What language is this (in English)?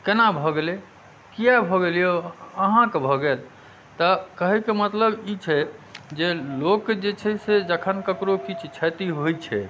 Maithili